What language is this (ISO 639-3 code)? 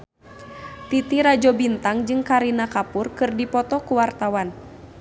sun